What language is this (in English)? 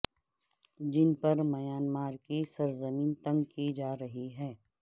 Urdu